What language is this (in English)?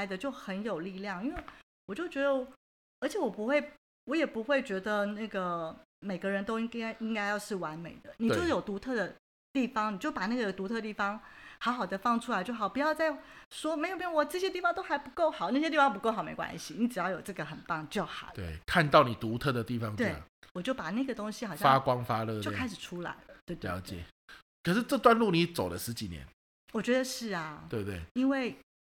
Chinese